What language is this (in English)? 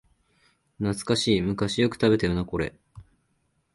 Japanese